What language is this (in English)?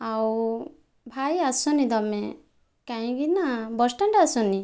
Odia